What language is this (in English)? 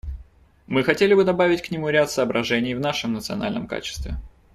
Russian